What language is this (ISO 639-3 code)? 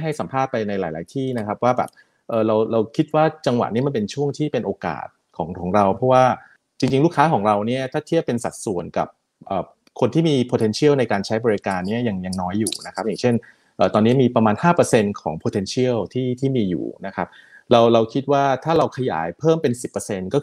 tha